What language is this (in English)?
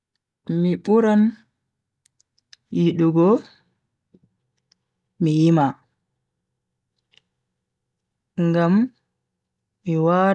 Bagirmi Fulfulde